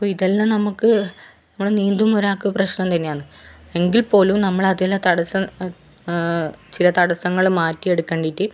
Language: Malayalam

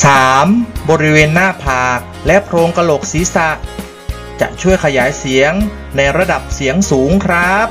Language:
Thai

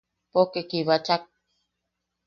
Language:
Yaqui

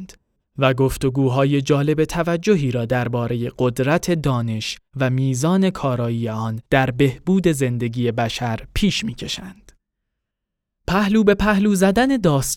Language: Persian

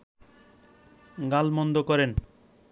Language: Bangla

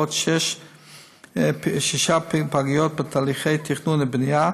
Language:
Hebrew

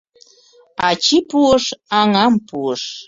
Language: Mari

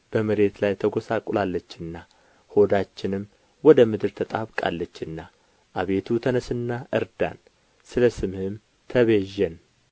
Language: Amharic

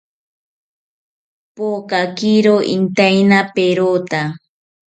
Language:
South Ucayali Ashéninka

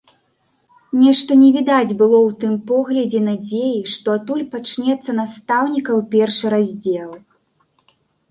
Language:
Belarusian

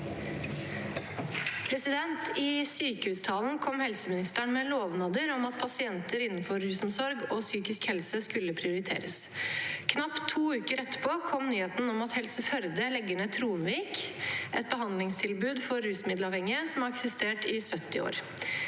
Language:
Norwegian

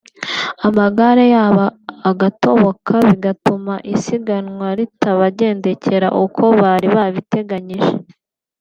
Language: Kinyarwanda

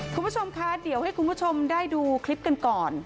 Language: Thai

